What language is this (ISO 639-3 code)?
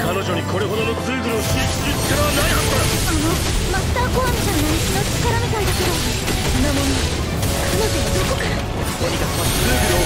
jpn